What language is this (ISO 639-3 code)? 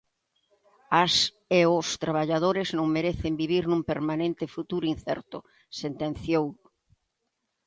glg